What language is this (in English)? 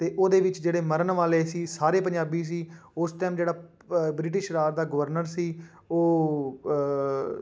Punjabi